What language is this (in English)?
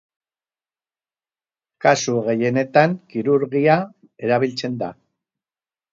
Basque